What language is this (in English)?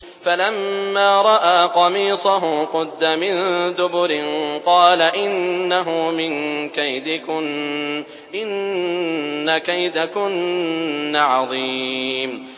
Arabic